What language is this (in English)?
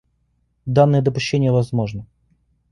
Russian